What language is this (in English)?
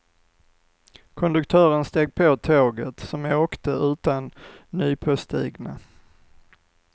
Swedish